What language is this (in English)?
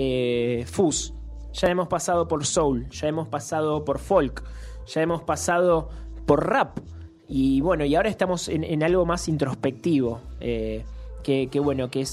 Spanish